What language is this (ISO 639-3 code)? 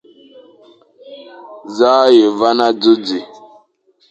fan